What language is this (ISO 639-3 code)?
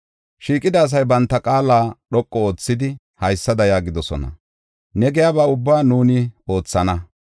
gof